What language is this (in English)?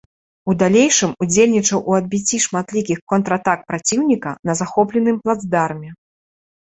Belarusian